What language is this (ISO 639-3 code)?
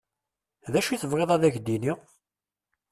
kab